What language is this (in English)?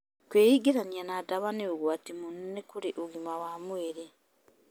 Kikuyu